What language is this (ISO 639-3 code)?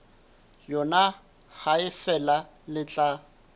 sot